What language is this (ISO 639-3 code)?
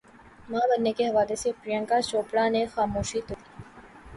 urd